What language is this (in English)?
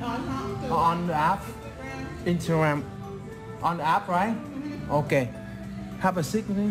Vietnamese